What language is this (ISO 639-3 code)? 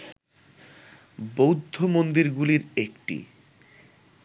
ben